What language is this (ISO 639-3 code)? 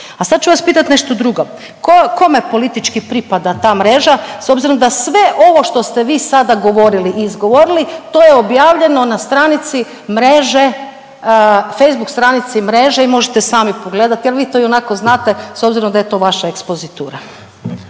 hrv